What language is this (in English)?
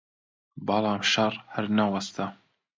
Central Kurdish